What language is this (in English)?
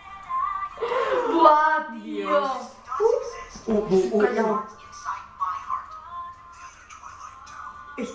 Spanish